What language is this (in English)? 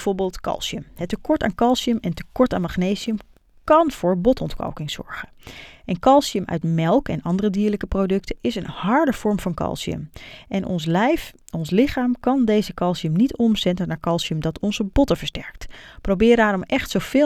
Dutch